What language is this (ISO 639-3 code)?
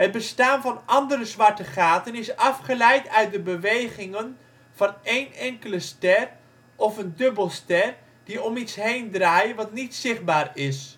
nld